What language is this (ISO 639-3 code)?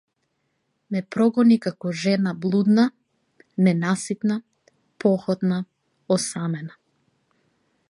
mkd